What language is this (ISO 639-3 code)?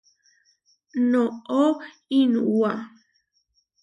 var